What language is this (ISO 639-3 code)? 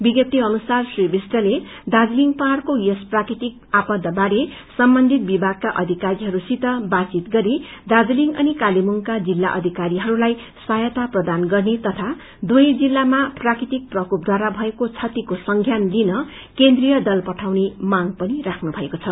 nep